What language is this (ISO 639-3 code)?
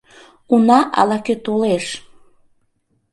chm